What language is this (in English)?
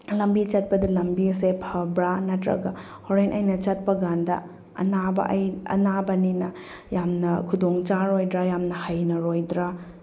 Manipuri